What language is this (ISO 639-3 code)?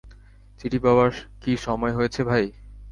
ben